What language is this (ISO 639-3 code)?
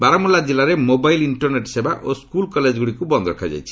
ori